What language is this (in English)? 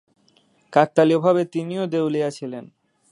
Bangla